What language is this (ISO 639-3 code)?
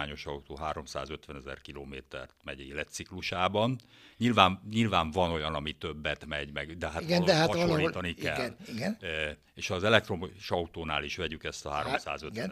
hun